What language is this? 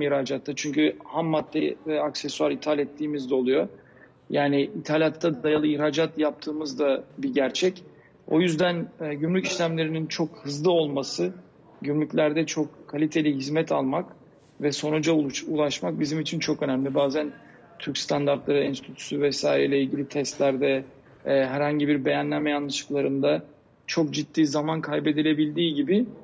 Turkish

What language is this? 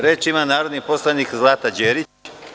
Serbian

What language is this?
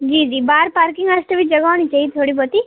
Dogri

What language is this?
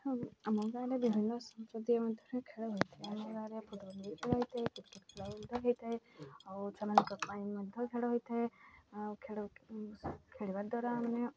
Odia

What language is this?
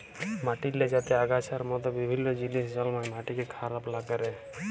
Bangla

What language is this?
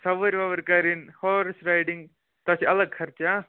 Kashmiri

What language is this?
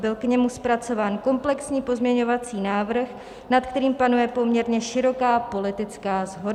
Czech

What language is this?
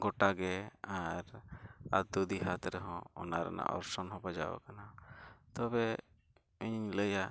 Santali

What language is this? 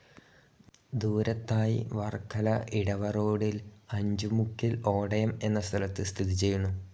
Malayalam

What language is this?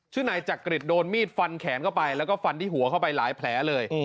Thai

